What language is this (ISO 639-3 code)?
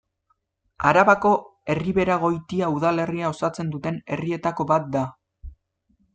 eus